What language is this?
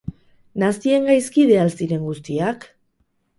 Basque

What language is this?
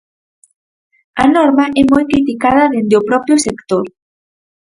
Galician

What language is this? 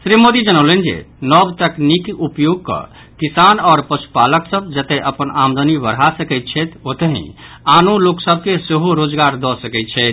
Maithili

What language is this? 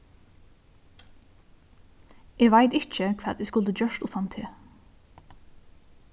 Faroese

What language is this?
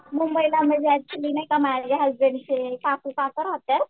Marathi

